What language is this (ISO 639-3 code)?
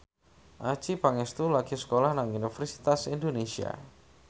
jav